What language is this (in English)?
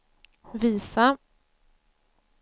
Swedish